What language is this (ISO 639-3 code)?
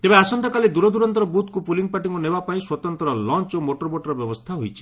ori